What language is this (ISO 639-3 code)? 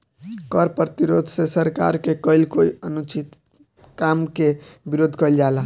bho